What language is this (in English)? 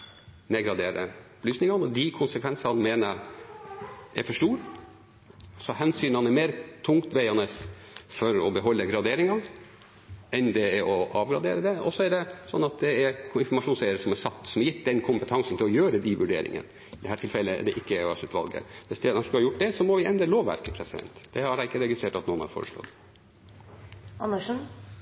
Norwegian Bokmål